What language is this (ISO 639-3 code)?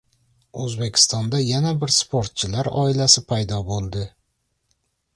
uzb